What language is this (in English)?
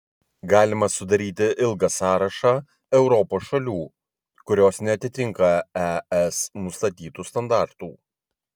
Lithuanian